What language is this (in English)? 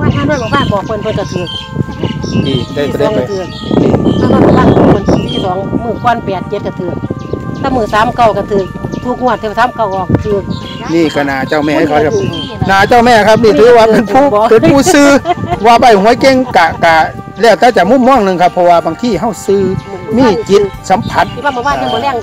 Thai